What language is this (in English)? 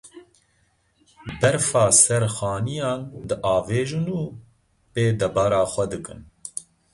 Kurdish